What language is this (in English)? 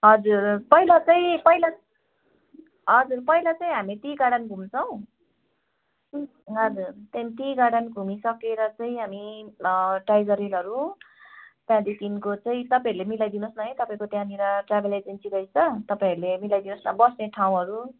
Nepali